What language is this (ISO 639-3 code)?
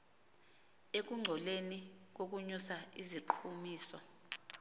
xho